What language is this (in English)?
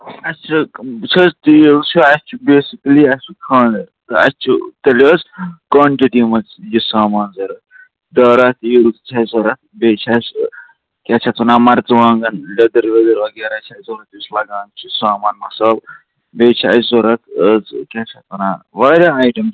Kashmiri